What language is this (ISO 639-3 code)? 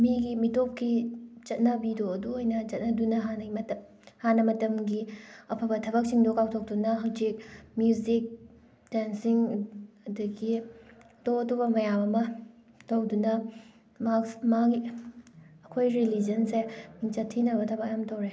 mni